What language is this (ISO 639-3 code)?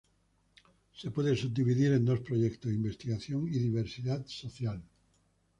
spa